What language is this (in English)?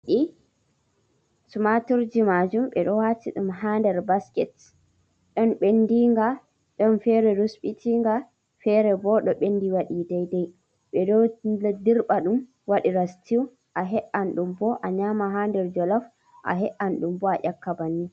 Fula